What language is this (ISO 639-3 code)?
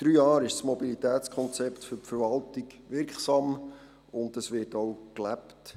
gsw